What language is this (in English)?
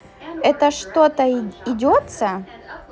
Russian